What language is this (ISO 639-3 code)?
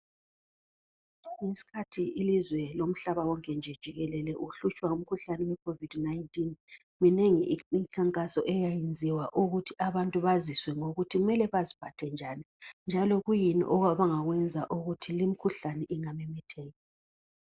nde